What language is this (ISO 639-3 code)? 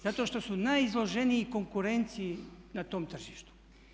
hrv